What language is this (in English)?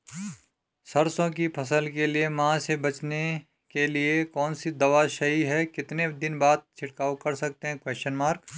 Hindi